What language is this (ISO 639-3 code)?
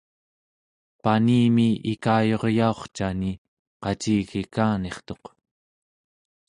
esu